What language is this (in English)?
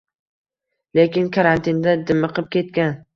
Uzbek